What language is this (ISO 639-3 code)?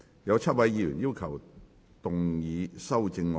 yue